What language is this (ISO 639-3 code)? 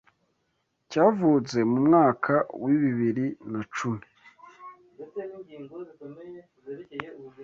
kin